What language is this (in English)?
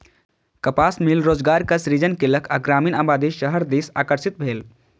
Maithili